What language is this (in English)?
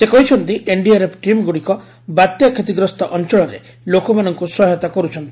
Odia